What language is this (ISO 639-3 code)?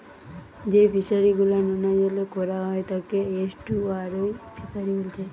ben